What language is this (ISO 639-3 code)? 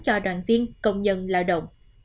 vie